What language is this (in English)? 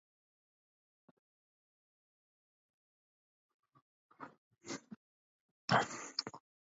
English